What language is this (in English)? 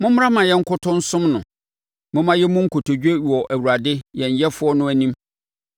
Akan